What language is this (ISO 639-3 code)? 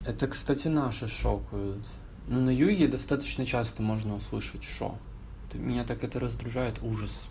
rus